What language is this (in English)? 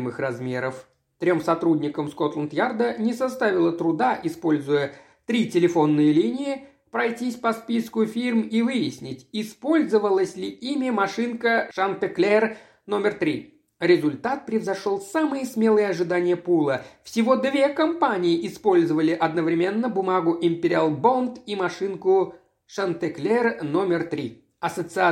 Russian